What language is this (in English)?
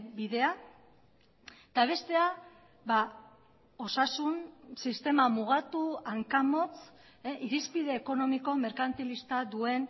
Basque